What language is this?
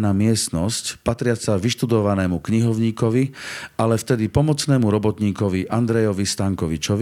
Slovak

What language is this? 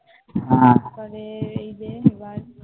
Bangla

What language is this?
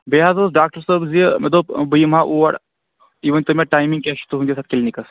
Kashmiri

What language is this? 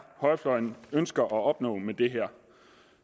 Danish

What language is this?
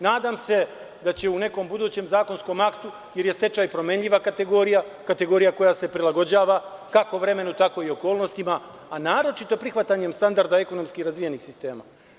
Serbian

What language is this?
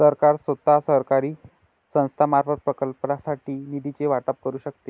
Marathi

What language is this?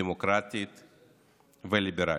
Hebrew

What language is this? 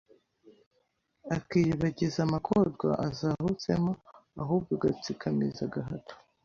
Kinyarwanda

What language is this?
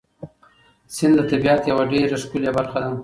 Pashto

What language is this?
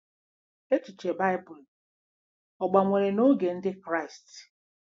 Igbo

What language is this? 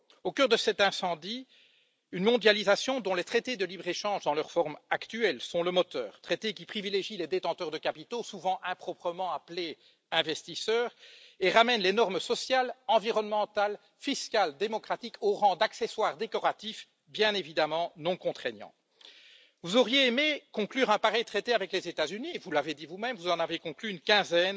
French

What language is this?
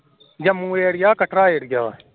Punjabi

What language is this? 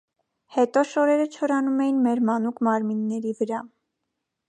Armenian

